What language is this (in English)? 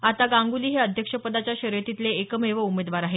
Marathi